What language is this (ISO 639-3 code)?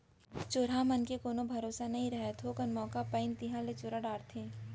hne